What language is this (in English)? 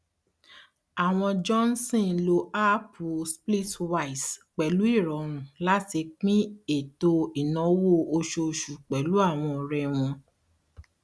Yoruba